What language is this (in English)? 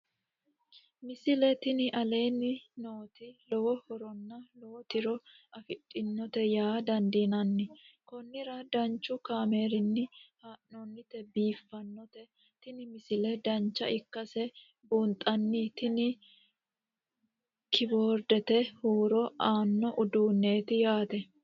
Sidamo